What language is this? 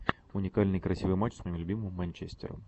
Russian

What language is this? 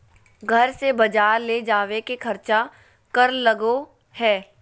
Magahi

